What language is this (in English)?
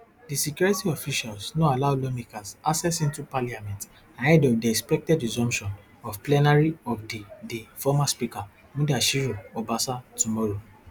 Nigerian Pidgin